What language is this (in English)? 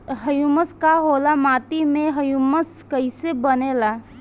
Bhojpuri